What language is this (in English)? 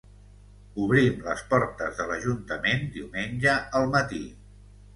Catalan